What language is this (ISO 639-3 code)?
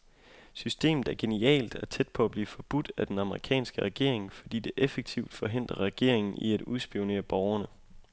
dan